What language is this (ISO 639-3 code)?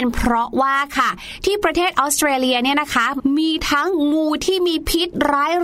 tha